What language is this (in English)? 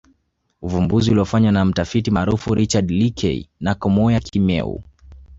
Swahili